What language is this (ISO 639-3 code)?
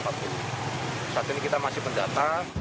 ind